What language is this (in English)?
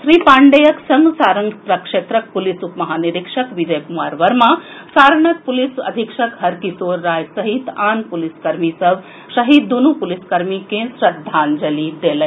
Maithili